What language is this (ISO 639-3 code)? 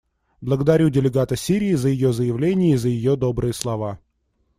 rus